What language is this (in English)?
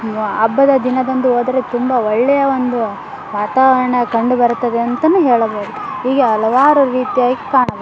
Kannada